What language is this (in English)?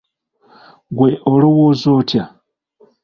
Ganda